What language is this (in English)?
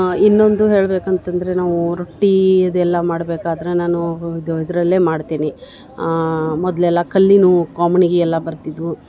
Kannada